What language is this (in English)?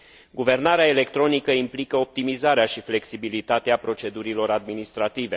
Romanian